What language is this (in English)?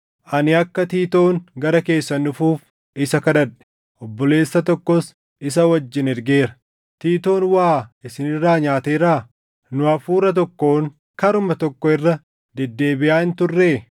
Oromo